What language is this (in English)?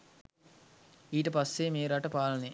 Sinhala